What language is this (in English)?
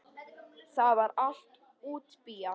Icelandic